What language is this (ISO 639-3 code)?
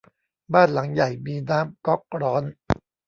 tha